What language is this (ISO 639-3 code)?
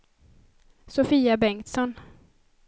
swe